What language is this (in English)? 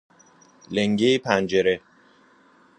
Persian